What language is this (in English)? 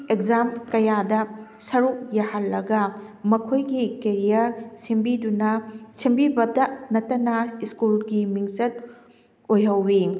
Manipuri